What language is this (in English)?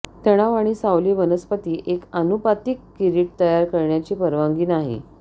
Marathi